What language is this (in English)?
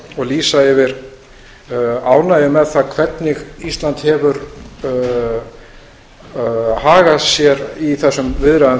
Icelandic